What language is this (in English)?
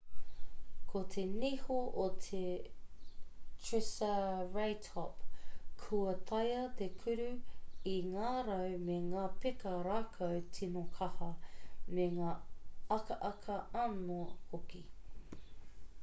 Māori